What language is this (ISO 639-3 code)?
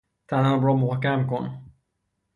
fas